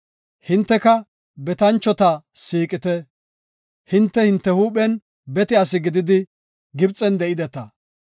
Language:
Gofa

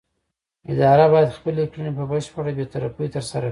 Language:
Pashto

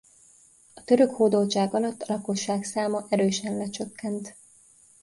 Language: Hungarian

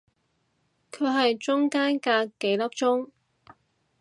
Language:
Cantonese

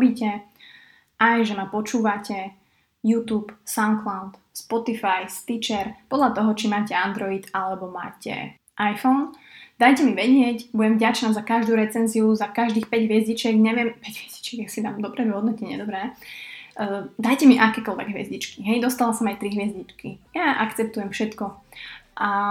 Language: Slovak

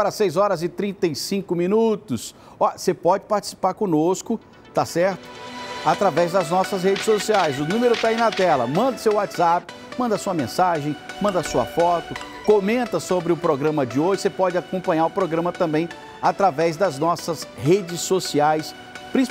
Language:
Portuguese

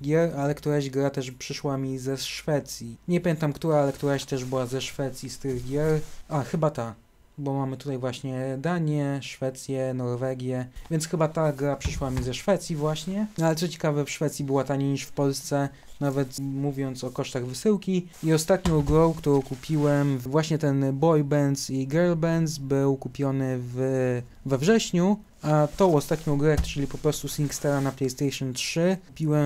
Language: Polish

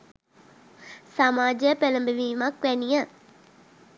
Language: Sinhala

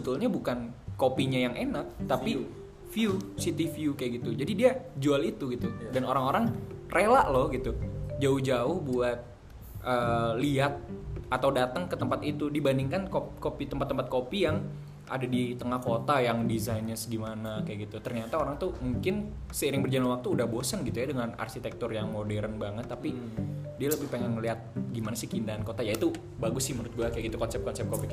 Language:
Indonesian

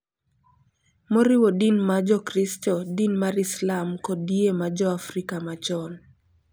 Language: Luo (Kenya and Tanzania)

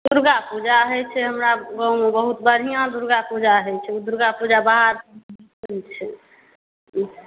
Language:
Maithili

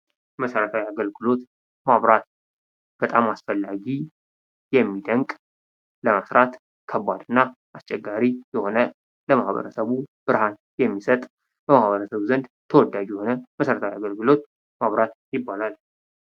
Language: Amharic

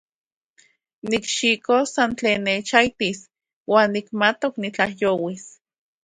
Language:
Central Puebla Nahuatl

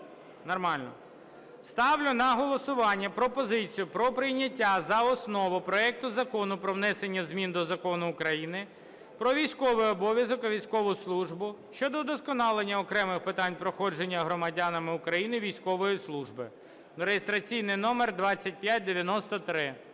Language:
Ukrainian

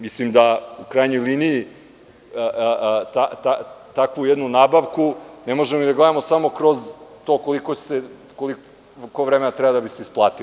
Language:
Serbian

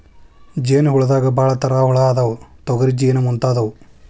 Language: Kannada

